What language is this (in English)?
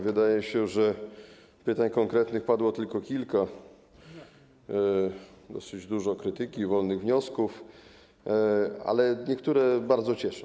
Polish